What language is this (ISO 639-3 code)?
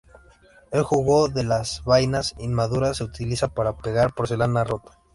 spa